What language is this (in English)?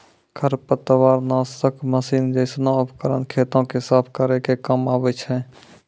Maithili